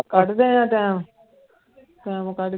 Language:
Punjabi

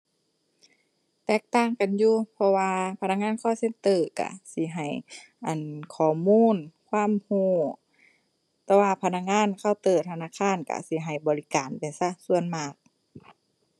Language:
Thai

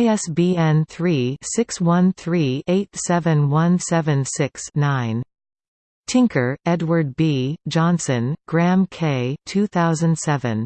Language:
English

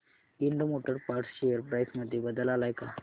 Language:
Marathi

